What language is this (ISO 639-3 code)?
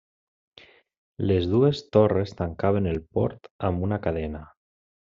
cat